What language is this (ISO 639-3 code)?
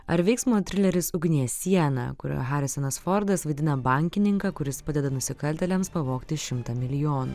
lit